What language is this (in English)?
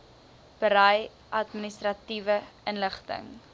Afrikaans